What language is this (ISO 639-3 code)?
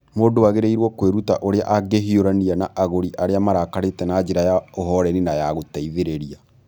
kik